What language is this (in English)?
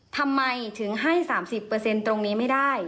Thai